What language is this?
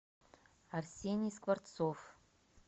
Russian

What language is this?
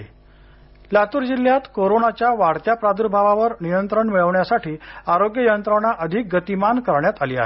Marathi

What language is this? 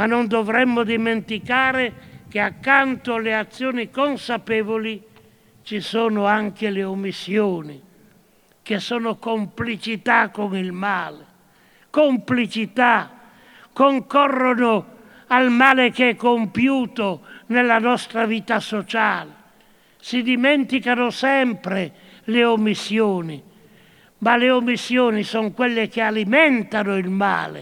Italian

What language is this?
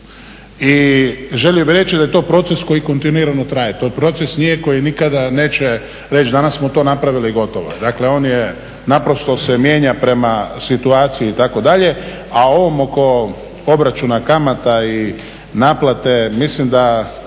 Croatian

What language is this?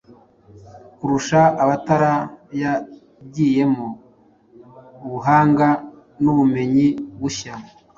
Kinyarwanda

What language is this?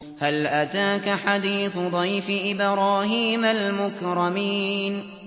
Arabic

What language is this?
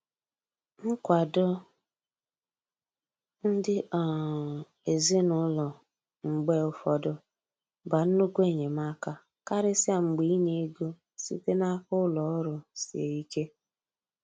Igbo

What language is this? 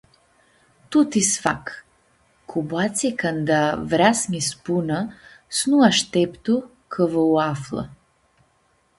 Aromanian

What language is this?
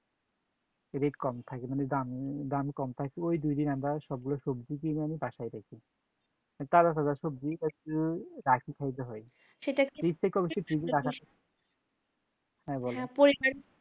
Bangla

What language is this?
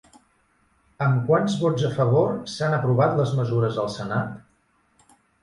Catalan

